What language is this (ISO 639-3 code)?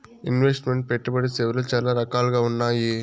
tel